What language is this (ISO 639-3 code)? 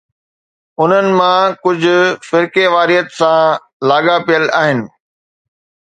snd